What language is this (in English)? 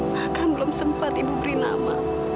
Indonesian